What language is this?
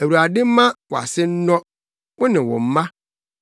Akan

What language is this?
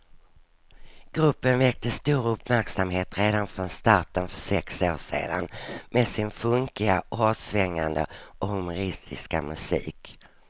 Swedish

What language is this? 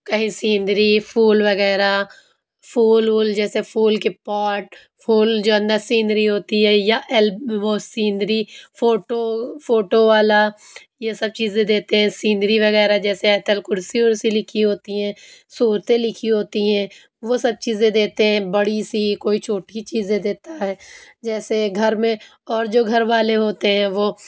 Urdu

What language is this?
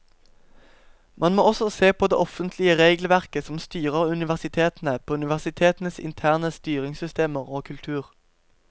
Norwegian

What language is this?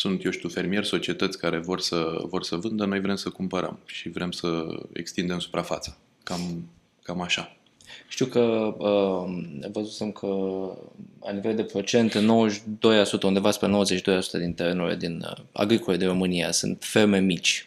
Romanian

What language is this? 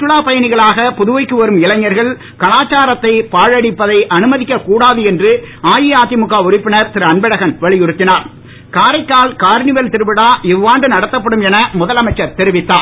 Tamil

